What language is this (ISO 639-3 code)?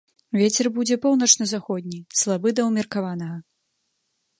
bel